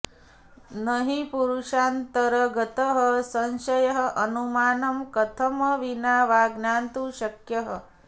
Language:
Sanskrit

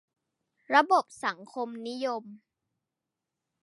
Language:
Thai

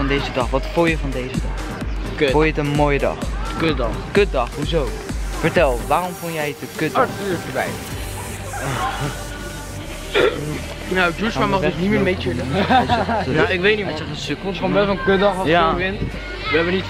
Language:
Dutch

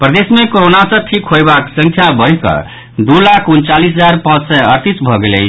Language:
Maithili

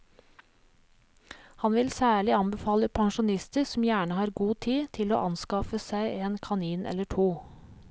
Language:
Norwegian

